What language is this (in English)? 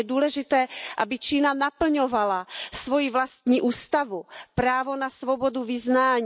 Czech